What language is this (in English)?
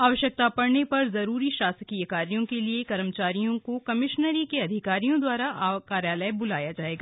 Hindi